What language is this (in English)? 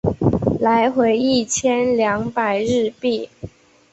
Chinese